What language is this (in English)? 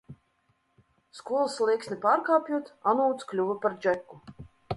Latvian